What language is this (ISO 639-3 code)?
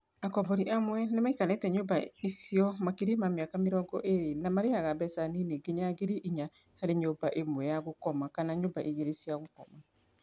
kik